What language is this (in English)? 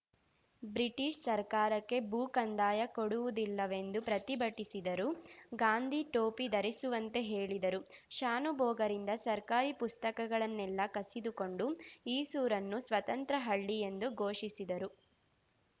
Kannada